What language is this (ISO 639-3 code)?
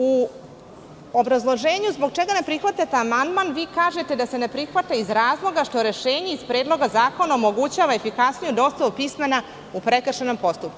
srp